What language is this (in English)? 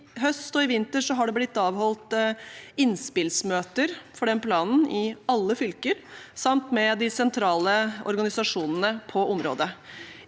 Norwegian